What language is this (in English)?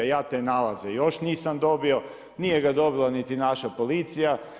Croatian